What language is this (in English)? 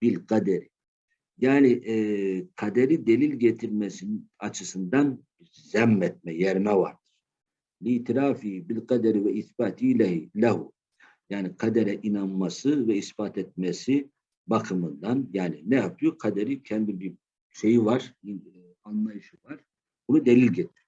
Turkish